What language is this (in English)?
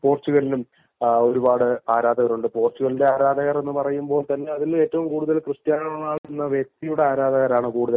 Malayalam